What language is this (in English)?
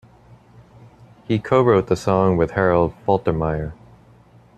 English